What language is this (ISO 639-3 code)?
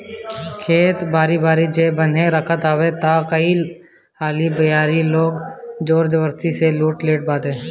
bho